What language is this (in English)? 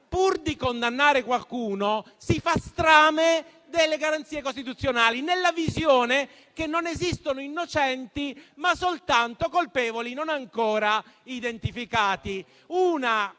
Italian